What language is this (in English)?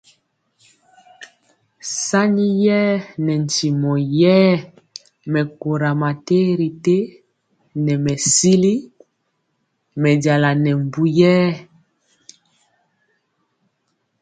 Mpiemo